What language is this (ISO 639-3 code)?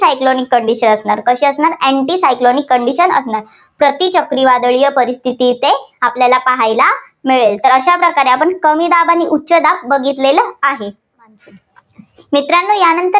mar